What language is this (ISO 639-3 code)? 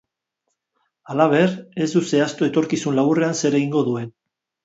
eus